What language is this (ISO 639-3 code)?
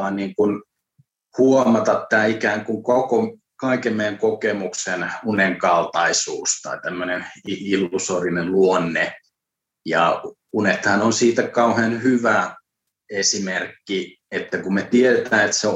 fin